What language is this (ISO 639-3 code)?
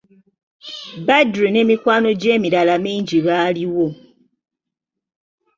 lug